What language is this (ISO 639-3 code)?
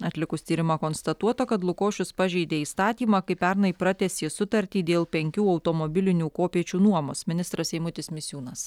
lit